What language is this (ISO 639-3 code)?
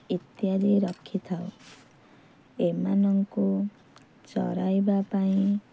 ori